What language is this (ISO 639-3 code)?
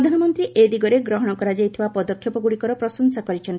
ori